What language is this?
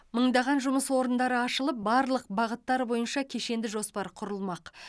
Kazakh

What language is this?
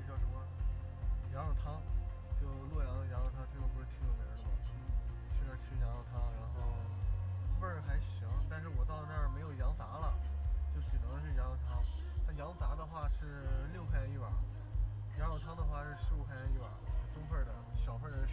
Chinese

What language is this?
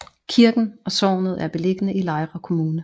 Danish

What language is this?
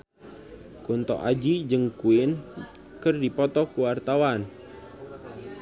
Sundanese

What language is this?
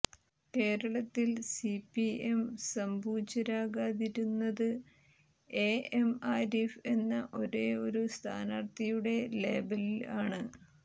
Malayalam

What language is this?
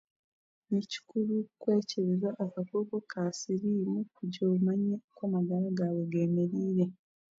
Chiga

